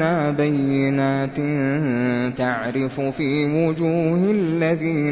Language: Arabic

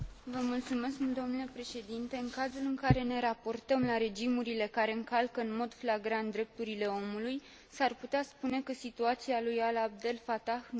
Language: Romanian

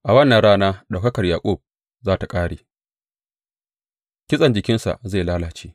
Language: Hausa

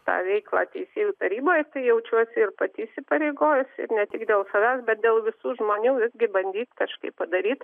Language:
Lithuanian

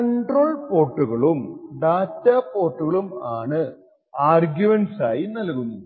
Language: Malayalam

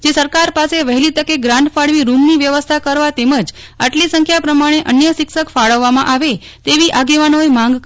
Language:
Gujarati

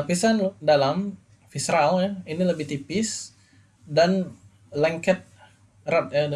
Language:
Indonesian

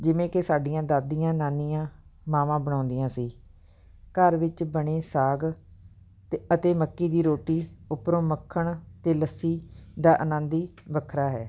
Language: Punjabi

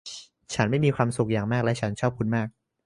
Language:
Thai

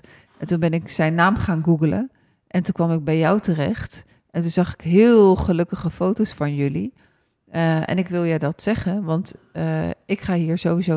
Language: Dutch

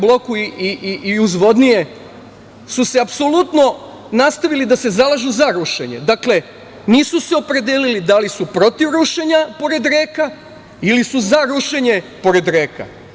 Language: Serbian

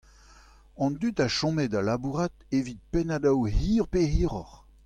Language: Breton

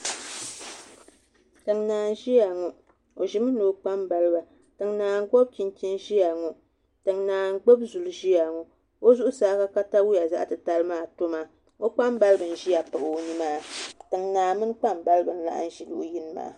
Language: Dagbani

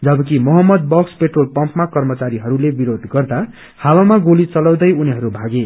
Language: Nepali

